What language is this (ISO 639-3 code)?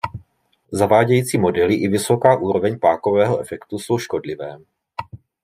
ces